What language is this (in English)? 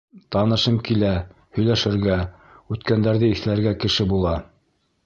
Bashkir